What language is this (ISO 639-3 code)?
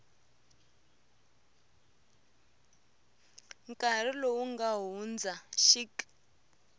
tso